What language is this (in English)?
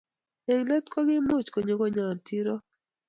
Kalenjin